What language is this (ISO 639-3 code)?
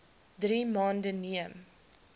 afr